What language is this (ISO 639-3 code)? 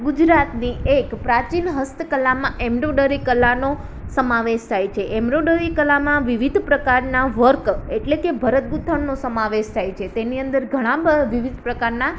guj